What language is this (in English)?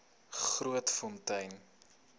Afrikaans